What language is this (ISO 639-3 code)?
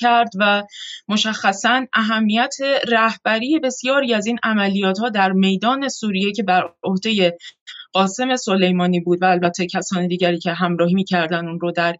fas